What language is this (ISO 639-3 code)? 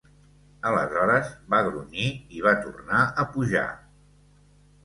cat